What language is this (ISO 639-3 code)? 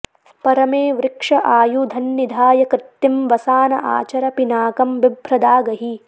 san